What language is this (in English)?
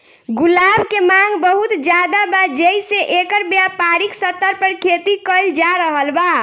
Bhojpuri